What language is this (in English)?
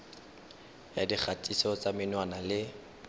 Tswana